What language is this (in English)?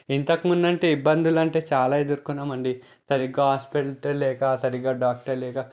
Telugu